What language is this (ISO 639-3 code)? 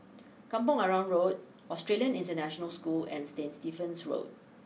eng